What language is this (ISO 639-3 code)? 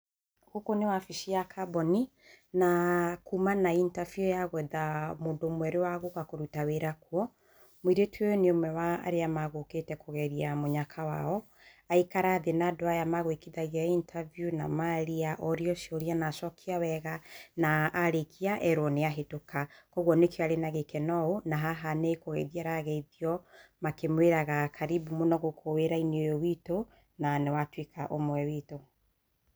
kik